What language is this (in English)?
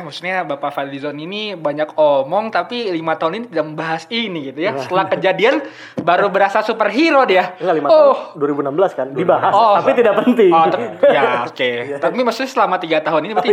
Indonesian